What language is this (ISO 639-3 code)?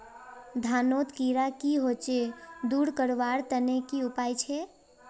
mag